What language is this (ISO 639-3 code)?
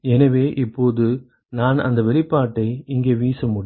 tam